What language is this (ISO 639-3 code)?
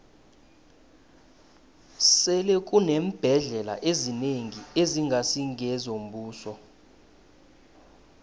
nbl